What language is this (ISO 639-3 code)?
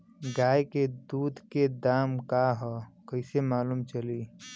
bho